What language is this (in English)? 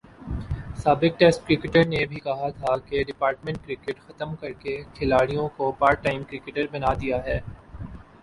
Urdu